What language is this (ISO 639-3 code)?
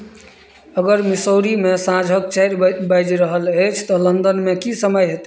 mai